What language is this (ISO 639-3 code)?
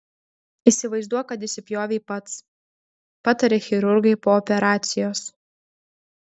lit